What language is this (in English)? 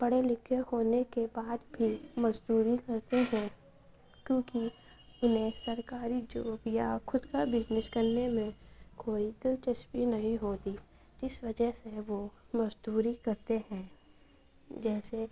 Urdu